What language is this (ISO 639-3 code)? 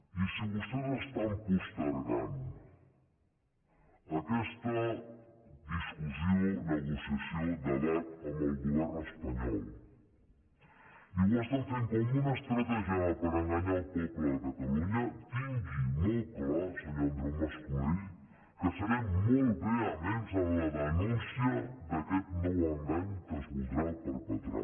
cat